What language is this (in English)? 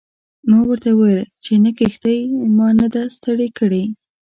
Pashto